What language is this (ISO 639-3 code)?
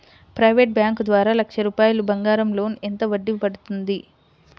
tel